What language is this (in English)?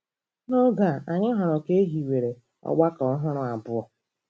Igbo